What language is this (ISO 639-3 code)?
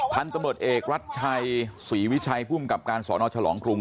tha